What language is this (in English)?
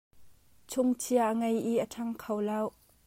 Hakha Chin